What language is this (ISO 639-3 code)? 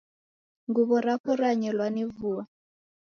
dav